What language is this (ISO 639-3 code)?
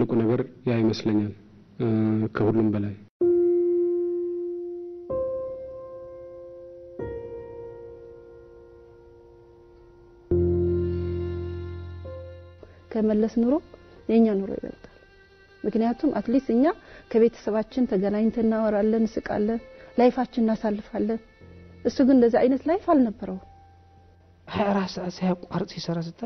ara